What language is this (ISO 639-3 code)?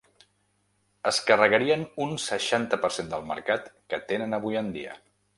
cat